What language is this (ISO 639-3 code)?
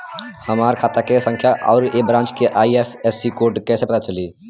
bho